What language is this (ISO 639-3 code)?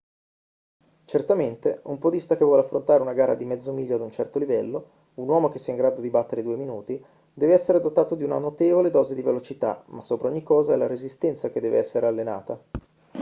ita